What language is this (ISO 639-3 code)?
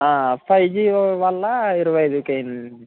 tel